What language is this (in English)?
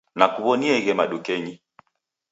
Taita